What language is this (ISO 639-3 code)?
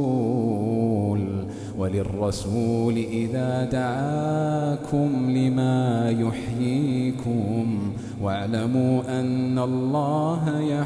ara